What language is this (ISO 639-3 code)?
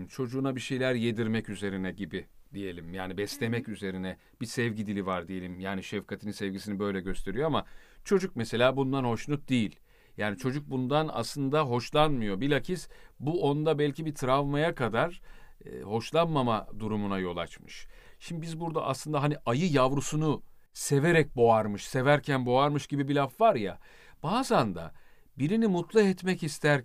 tur